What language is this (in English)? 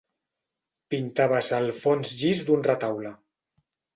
Catalan